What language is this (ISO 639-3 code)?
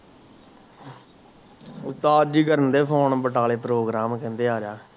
pan